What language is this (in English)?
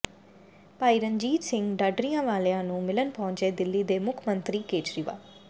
Punjabi